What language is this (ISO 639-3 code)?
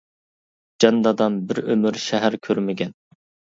uig